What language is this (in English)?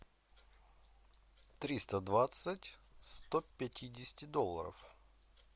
Russian